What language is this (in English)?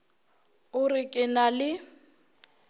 Northern Sotho